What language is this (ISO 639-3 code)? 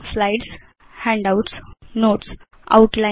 san